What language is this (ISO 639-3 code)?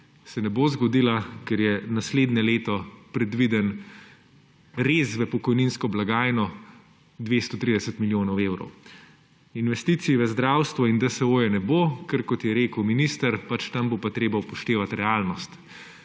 slv